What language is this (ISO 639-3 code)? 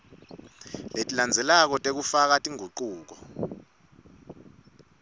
ssw